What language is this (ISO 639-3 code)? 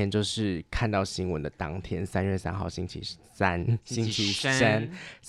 zho